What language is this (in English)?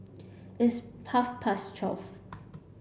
English